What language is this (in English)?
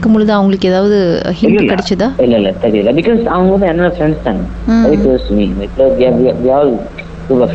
Tamil